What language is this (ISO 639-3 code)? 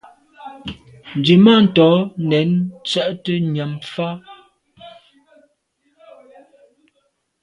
byv